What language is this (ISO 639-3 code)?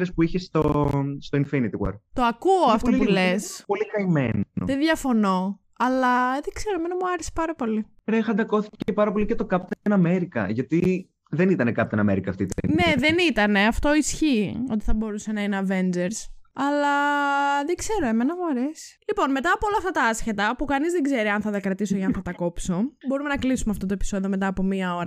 ell